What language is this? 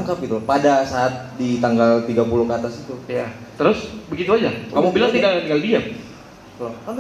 Indonesian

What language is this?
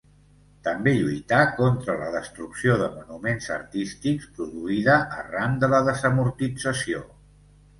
Catalan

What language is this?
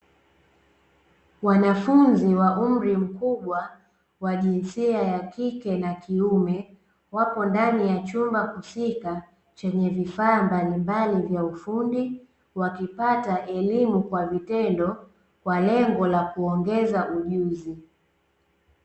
Swahili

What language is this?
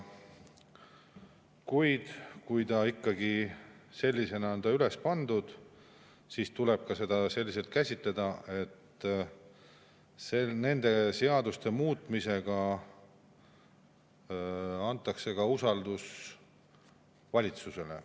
Estonian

